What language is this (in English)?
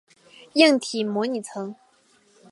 Chinese